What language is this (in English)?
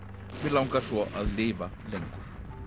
Icelandic